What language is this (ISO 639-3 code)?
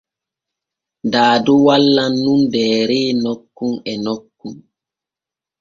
fue